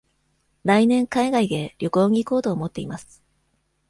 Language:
Japanese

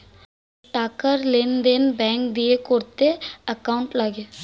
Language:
Bangla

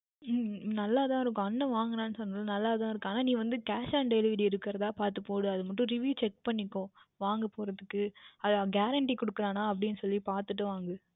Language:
Tamil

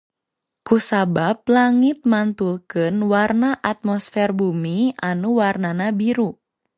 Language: Sundanese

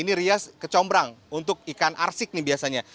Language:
Indonesian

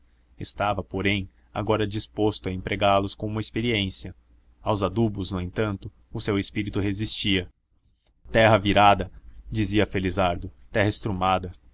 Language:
Portuguese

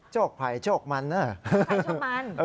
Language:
Thai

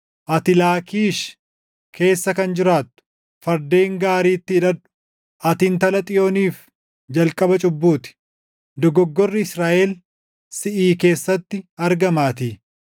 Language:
Oromo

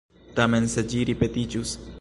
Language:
Esperanto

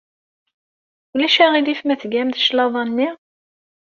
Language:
Kabyle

